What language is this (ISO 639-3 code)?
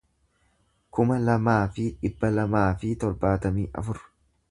orm